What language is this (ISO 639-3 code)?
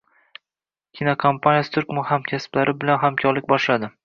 uzb